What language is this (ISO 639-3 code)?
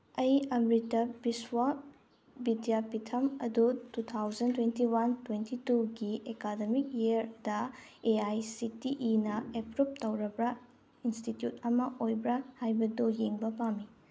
mni